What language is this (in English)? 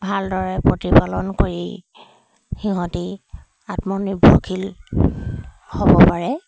Assamese